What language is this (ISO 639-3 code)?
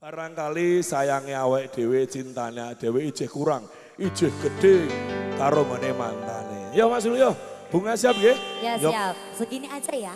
ind